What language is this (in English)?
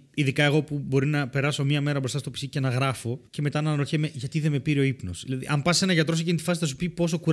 Greek